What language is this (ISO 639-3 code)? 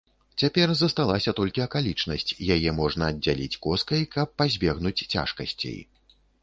bel